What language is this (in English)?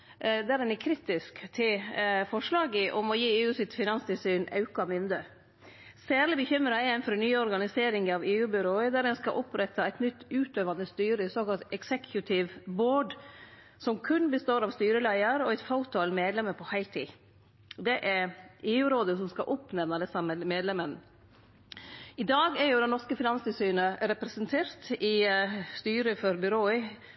Norwegian Nynorsk